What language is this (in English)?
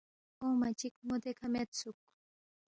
Balti